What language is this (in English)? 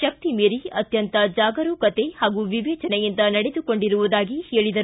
Kannada